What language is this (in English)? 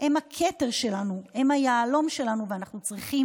Hebrew